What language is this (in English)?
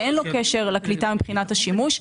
Hebrew